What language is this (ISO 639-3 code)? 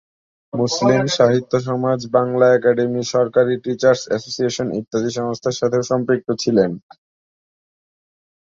ben